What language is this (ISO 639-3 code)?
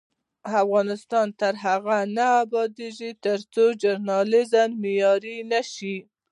pus